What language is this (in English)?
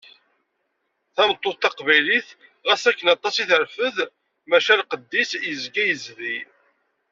Kabyle